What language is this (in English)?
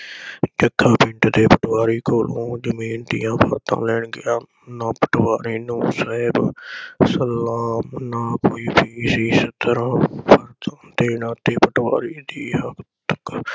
Punjabi